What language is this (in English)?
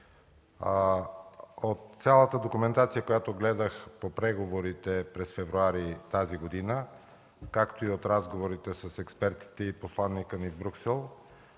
Bulgarian